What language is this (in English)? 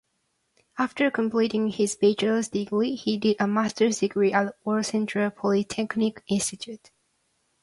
English